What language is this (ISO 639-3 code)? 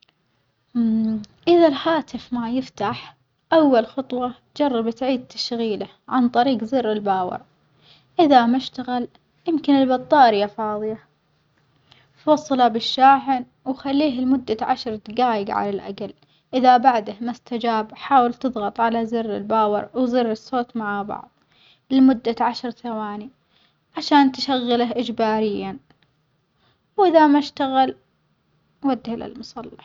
acx